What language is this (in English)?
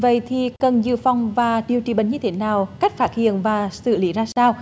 Vietnamese